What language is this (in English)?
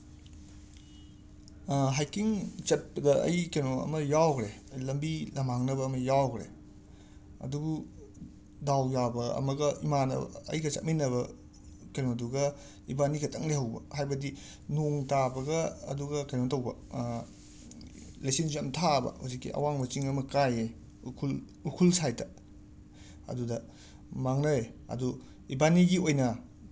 Manipuri